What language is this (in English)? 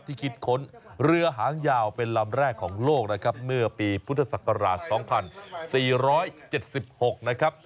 Thai